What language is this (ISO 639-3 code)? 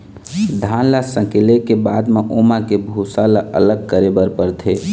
hne